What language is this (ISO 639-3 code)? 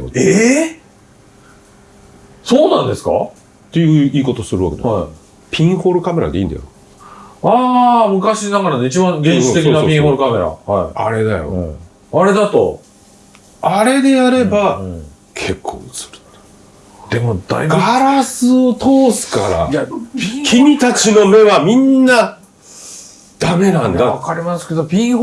jpn